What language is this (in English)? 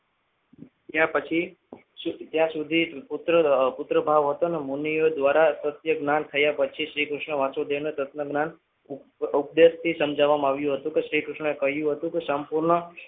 Gujarati